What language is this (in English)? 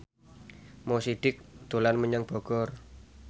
Javanese